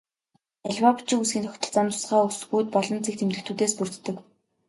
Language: Mongolian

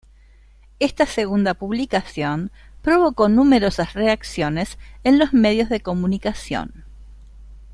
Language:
Spanish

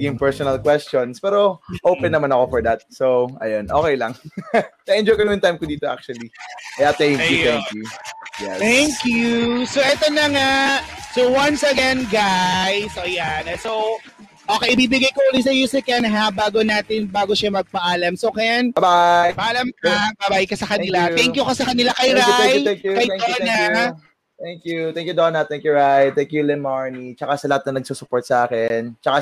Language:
Filipino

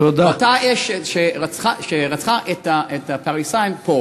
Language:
Hebrew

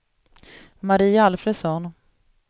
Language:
Swedish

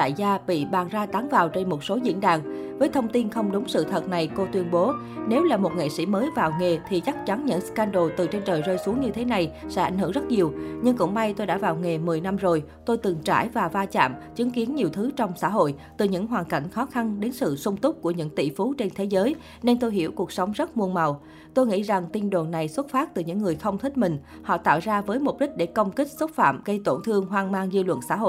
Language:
Vietnamese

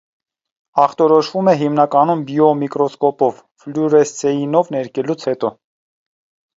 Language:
Armenian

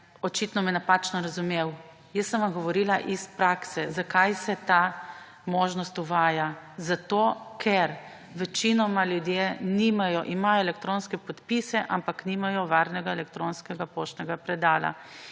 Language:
Slovenian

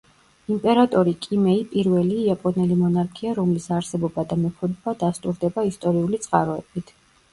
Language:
Georgian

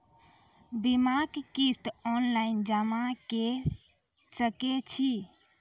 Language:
Maithili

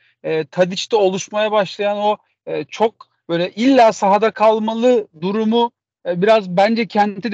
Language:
Turkish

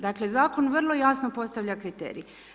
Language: Croatian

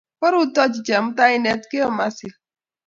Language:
Kalenjin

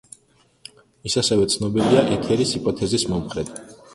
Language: Georgian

